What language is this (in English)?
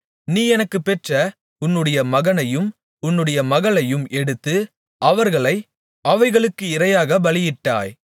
Tamil